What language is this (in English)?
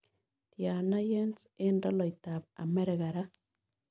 Kalenjin